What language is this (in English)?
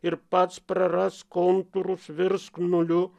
Lithuanian